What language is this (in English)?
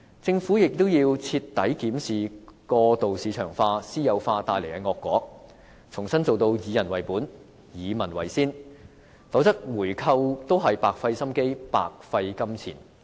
Cantonese